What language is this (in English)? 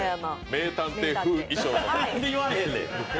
Japanese